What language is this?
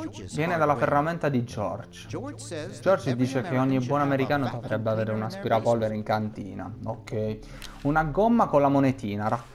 Italian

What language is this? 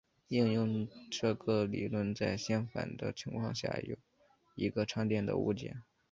Chinese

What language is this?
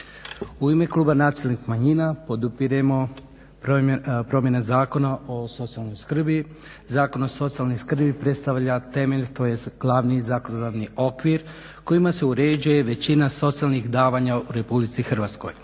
Croatian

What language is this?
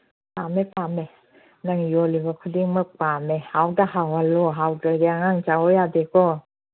Manipuri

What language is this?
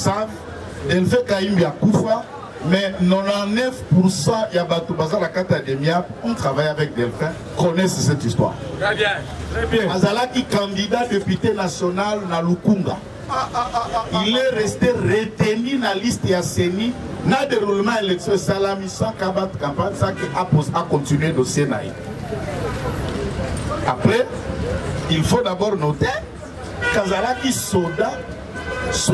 French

